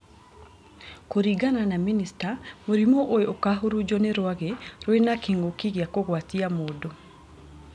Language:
Kikuyu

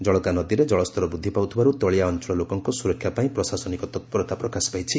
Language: Odia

